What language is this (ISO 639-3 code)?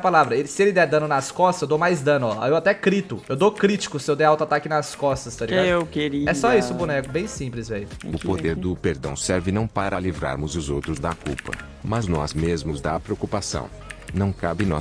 por